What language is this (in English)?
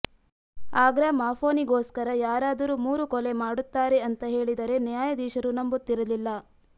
Kannada